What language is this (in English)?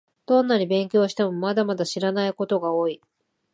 Japanese